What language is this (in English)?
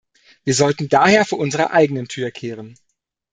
German